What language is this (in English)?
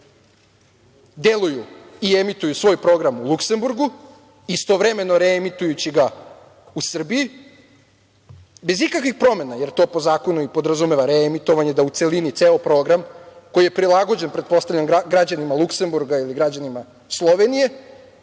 Serbian